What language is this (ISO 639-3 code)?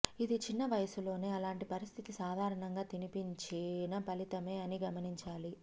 tel